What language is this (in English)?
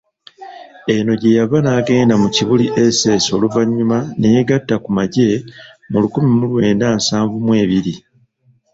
Ganda